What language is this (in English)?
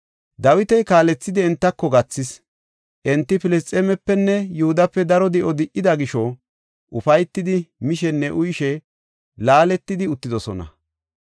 Gofa